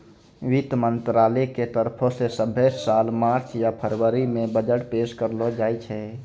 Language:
Maithili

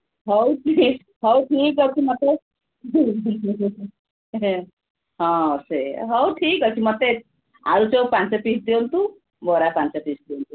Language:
Odia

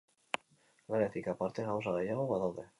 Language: Basque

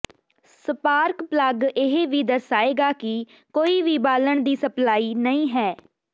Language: Punjabi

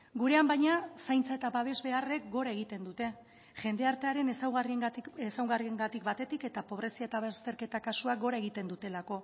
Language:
Basque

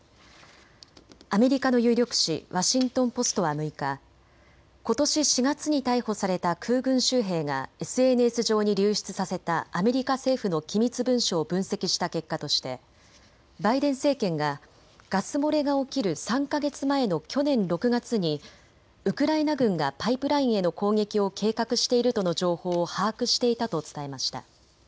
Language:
Japanese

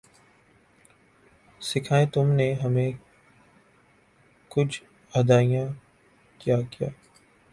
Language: Urdu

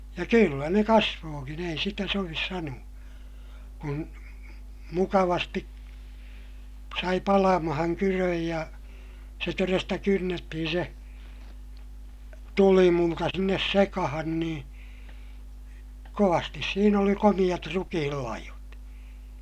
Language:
Finnish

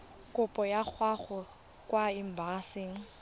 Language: Tswana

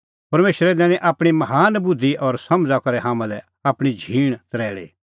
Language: Kullu Pahari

